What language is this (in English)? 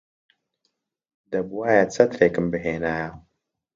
Central Kurdish